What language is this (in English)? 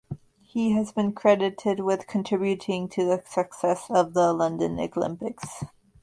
English